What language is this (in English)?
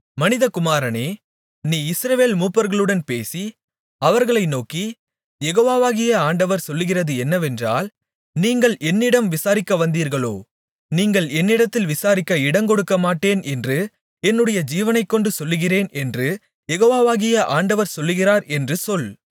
Tamil